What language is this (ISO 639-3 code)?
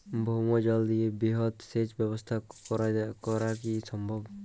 ben